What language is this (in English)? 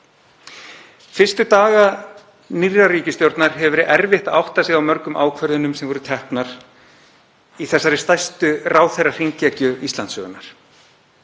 Icelandic